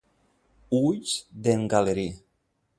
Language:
Catalan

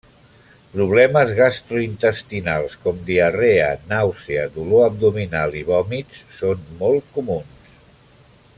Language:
Catalan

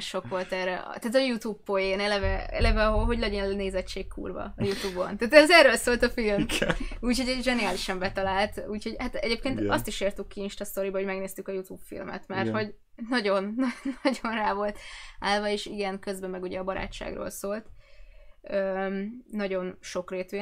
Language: Hungarian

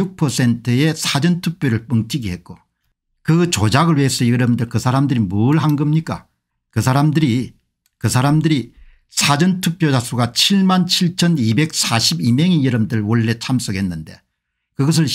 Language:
Korean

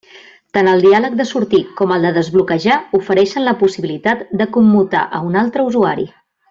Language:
Catalan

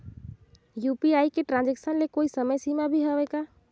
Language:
Chhattisgarhi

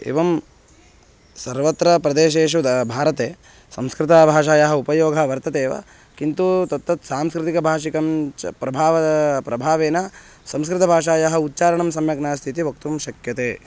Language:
Sanskrit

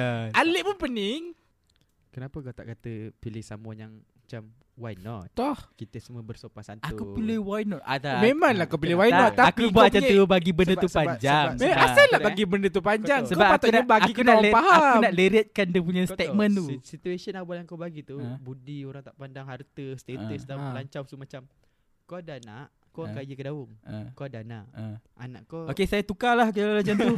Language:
Malay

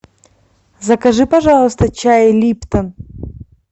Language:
Russian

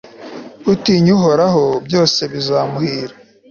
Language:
Kinyarwanda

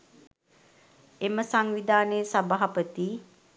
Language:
Sinhala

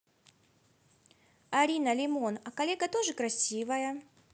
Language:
Russian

